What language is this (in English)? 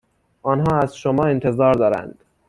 Persian